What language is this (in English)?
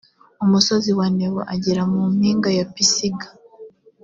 Kinyarwanda